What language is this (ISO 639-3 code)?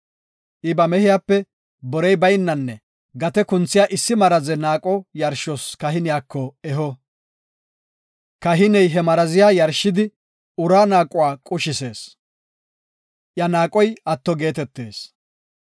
gof